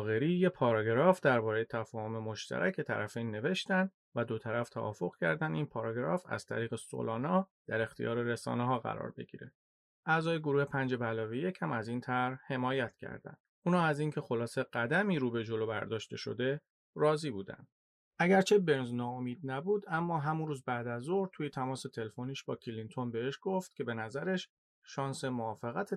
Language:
Persian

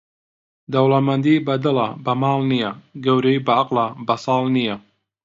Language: Central Kurdish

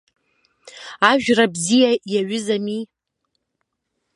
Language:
Abkhazian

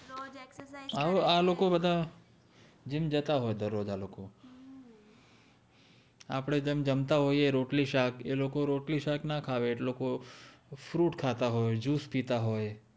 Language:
Gujarati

